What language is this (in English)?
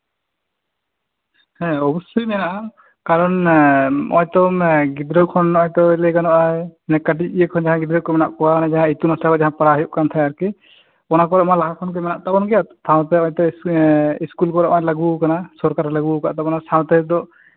Santali